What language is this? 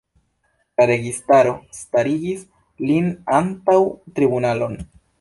Esperanto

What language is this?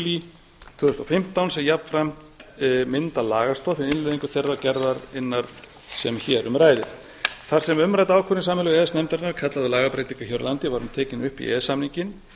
Icelandic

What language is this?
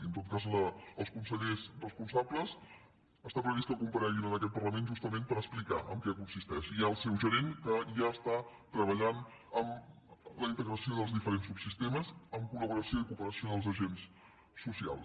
Catalan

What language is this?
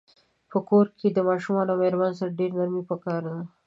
Pashto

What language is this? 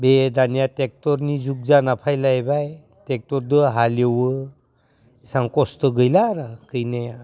Bodo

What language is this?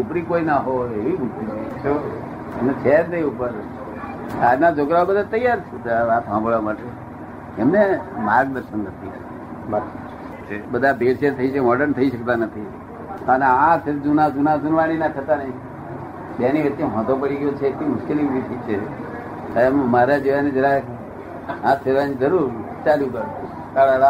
Gujarati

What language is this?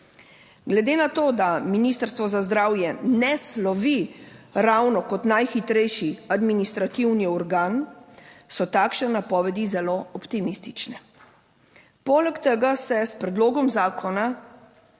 Slovenian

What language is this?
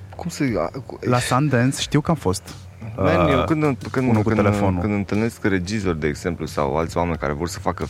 Romanian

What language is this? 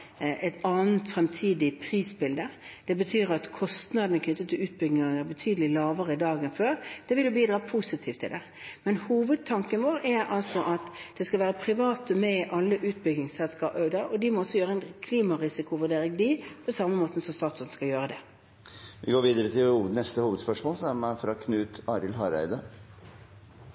Norwegian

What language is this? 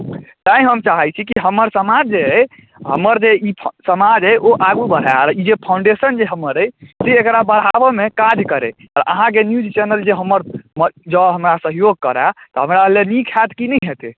Maithili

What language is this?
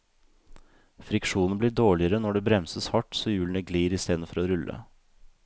Norwegian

